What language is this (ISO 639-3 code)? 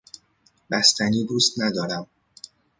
fas